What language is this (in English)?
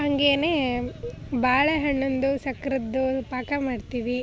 Kannada